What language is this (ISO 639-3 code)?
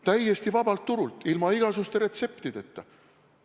est